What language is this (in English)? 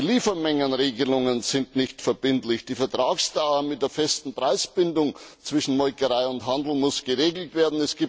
German